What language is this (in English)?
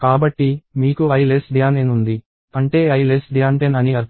Telugu